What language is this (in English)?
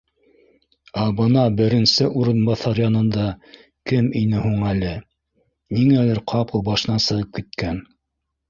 Bashkir